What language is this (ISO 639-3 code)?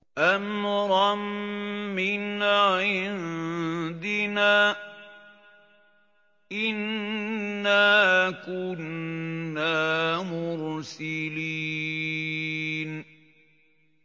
ara